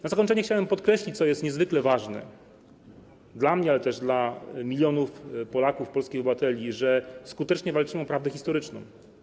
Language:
Polish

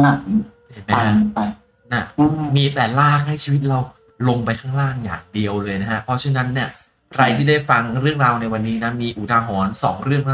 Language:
Thai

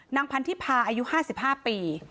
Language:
Thai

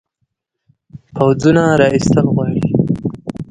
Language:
Pashto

